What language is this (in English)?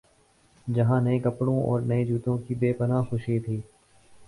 Urdu